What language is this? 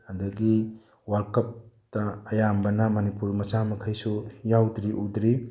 Manipuri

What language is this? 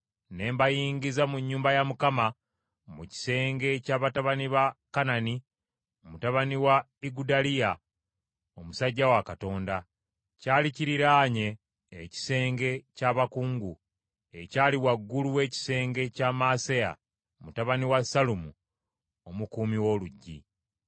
Ganda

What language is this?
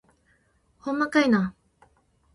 Japanese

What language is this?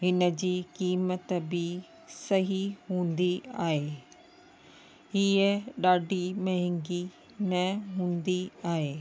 Sindhi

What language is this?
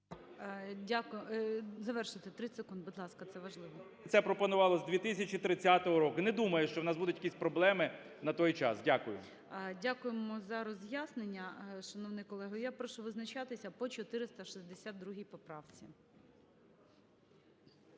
Ukrainian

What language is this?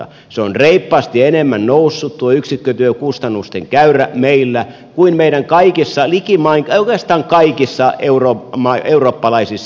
Finnish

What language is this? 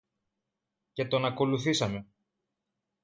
Greek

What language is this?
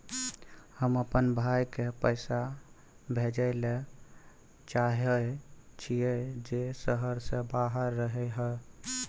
Maithili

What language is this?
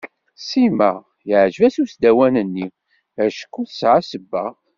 Kabyle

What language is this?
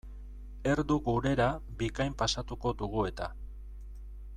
Basque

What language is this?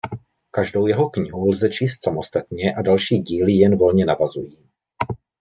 Czech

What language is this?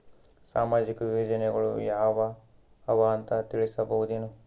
Kannada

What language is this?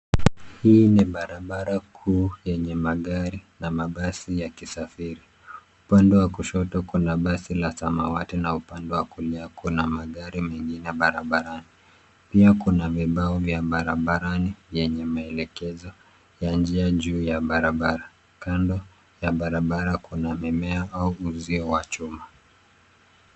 Swahili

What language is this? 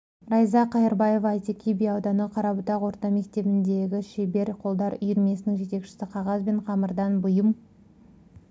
Kazakh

